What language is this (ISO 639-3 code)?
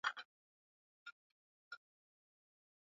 swa